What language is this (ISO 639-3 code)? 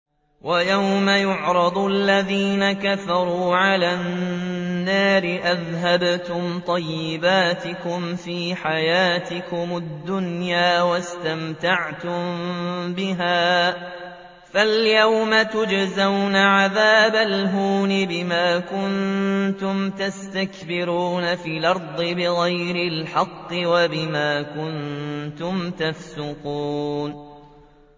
ara